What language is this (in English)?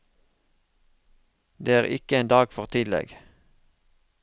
Norwegian